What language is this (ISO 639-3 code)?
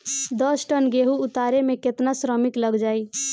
bho